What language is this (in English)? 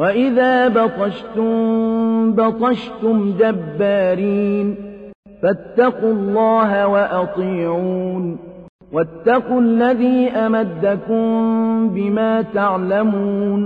Arabic